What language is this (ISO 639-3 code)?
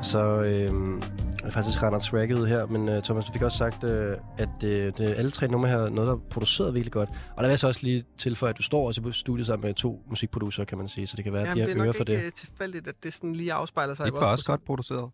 dan